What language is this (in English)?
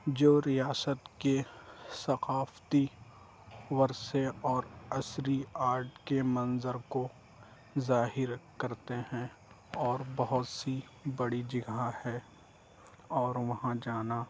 Urdu